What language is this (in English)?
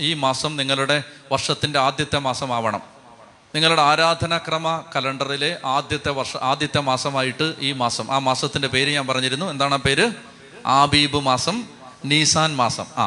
Malayalam